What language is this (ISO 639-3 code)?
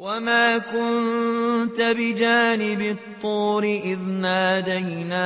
ara